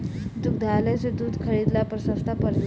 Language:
Bhojpuri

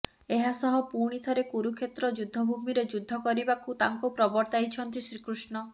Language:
Odia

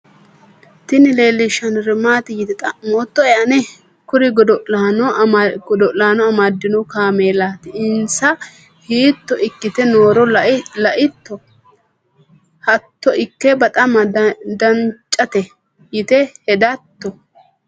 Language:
Sidamo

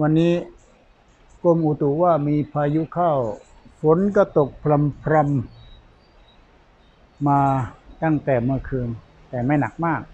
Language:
Thai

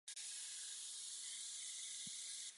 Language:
Chinese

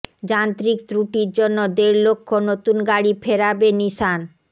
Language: Bangla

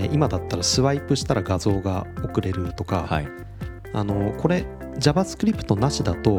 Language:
Japanese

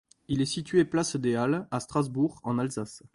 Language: French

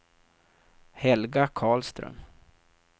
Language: Swedish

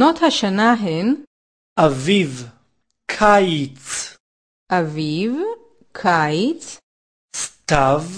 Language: Hebrew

